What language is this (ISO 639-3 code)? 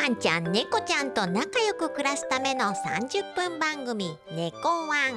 jpn